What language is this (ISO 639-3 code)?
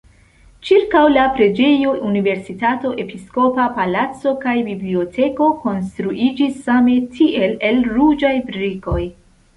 epo